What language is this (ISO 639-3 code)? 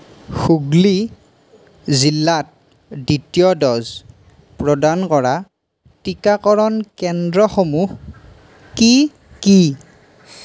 asm